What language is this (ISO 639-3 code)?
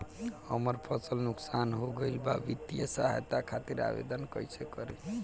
bho